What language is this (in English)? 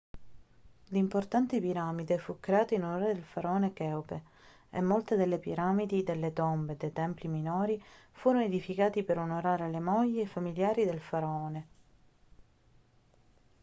Italian